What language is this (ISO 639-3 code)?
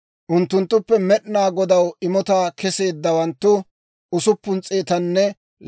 dwr